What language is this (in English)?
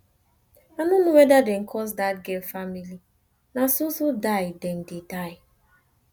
Nigerian Pidgin